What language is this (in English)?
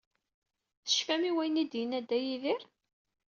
Kabyle